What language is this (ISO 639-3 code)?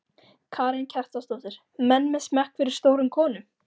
isl